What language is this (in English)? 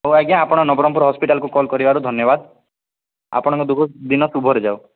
Odia